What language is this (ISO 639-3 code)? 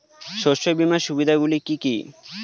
ben